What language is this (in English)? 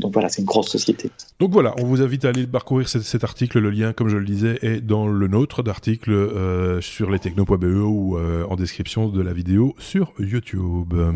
French